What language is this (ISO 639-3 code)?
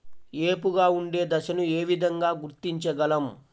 tel